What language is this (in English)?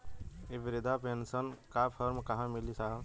Bhojpuri